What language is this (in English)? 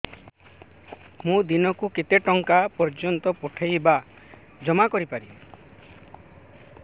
Odia